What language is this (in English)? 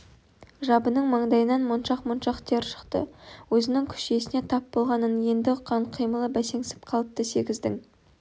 Kazakh